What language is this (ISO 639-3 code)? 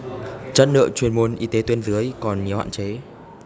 vie